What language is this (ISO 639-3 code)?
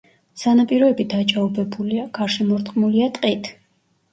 kat